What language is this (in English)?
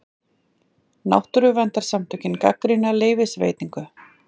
Icelandic